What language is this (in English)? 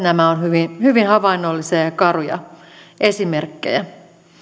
Finnish